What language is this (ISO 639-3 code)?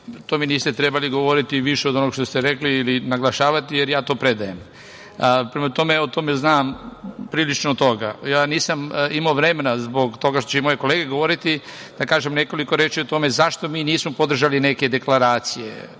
srp